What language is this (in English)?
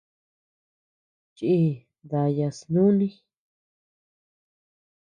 Tepeuxila Cuicatec